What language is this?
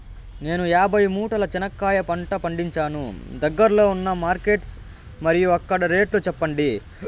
Telugu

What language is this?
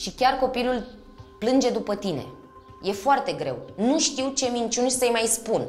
Romanian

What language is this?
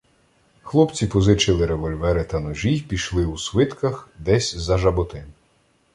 Ukrainian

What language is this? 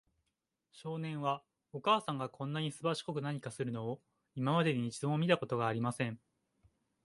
Japanese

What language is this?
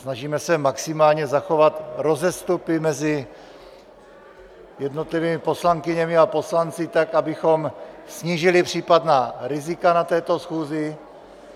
Czech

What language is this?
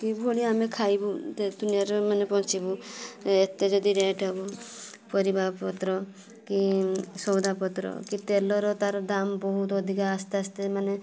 Odia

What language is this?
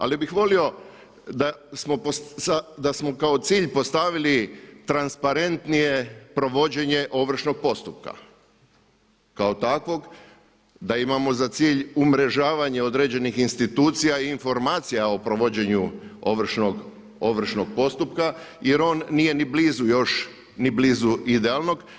Croatian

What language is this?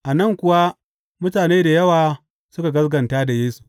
Hausa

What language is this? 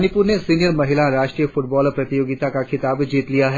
Hindi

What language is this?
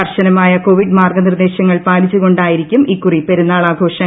Malayalam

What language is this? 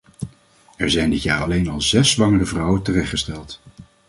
Dutch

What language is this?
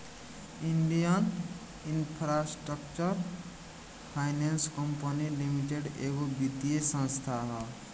Bhojpuri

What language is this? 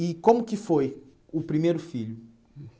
Portuguese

